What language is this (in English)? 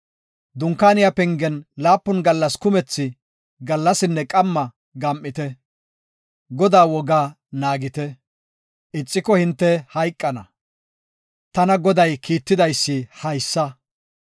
Gofa